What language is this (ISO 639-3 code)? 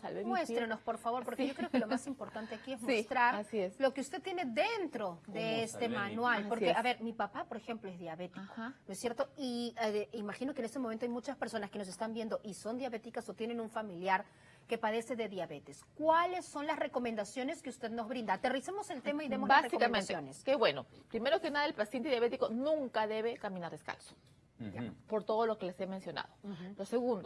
spa